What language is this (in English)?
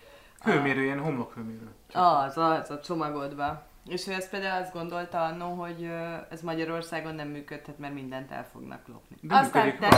Hungarian